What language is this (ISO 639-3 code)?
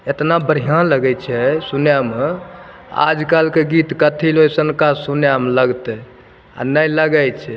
mai